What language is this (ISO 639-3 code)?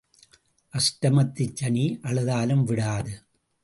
tam